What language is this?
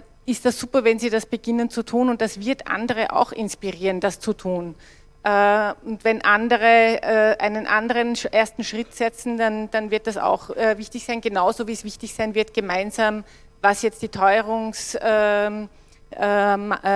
German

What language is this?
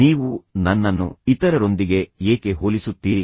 Kannada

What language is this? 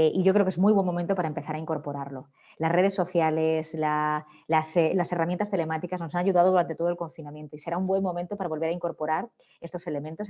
Spanish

